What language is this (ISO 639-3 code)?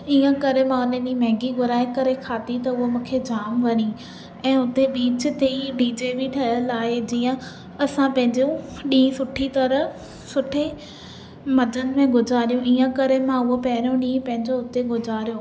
snd